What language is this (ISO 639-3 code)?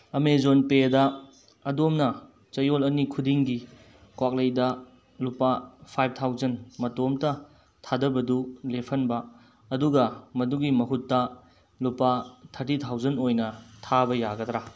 mni